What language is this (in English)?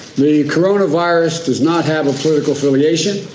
English